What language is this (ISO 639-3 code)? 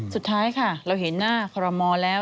tha